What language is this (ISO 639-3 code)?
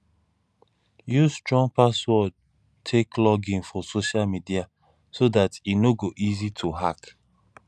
pcm